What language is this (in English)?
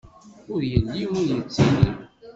Kabyle